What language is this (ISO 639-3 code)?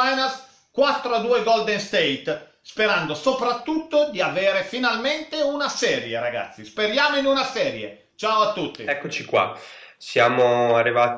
ita